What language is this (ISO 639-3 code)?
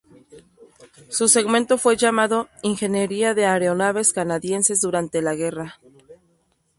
spa